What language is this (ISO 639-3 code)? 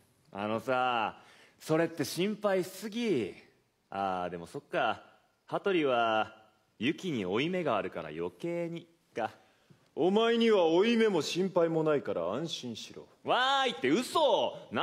jpn